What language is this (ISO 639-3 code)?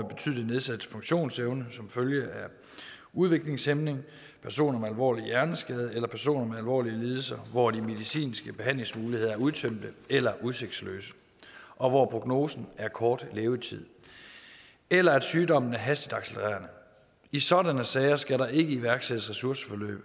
dan